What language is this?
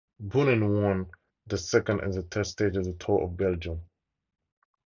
English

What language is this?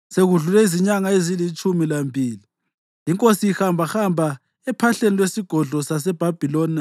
North Ndebele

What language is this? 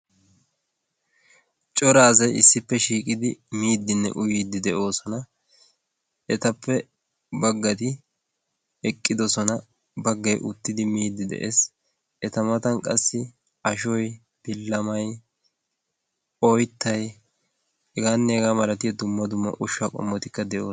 Wolaytta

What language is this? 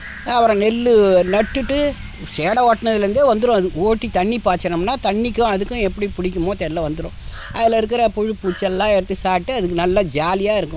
Tamil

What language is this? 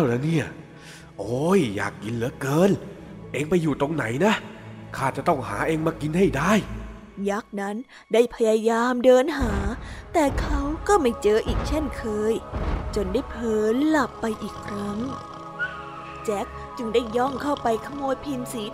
Thai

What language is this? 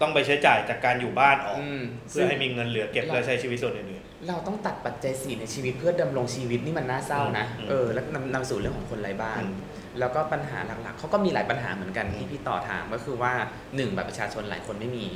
Thai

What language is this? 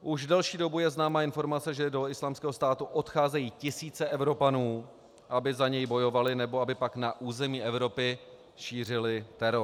Czech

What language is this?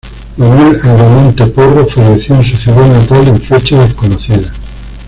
Spanish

